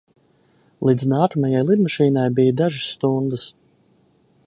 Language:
Latvian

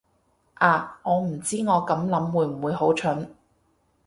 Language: Cantonese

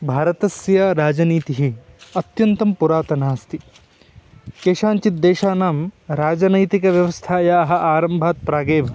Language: Sanskrit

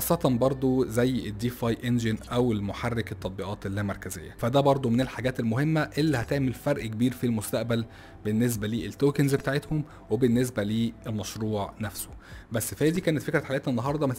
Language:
Arabic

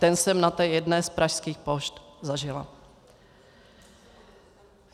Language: Czech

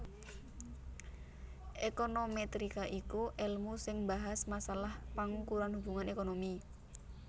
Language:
Javanese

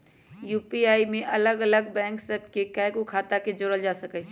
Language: Magahi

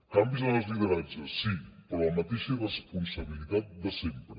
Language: Catalan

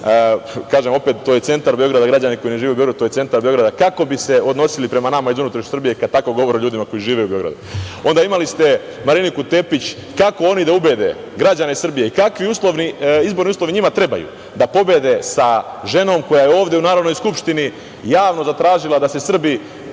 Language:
Serbian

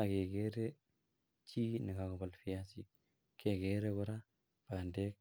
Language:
Kalenjin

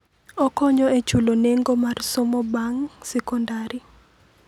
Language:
Luo (Kenya and Tanzania)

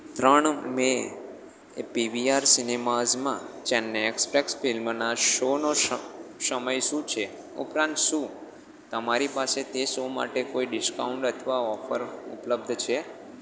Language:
Gujarati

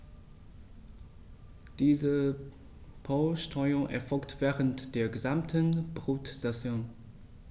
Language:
German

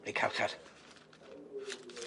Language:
Welsh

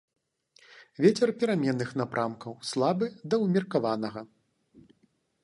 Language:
Belarusian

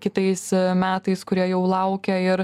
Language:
Lithuanian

